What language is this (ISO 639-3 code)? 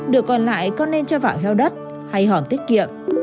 vie